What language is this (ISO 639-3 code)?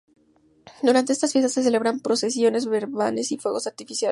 spa